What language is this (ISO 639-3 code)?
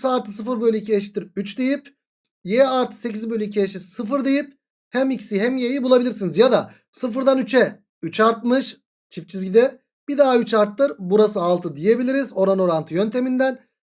tur